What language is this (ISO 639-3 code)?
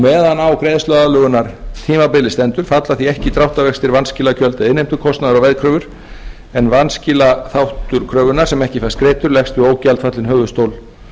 isl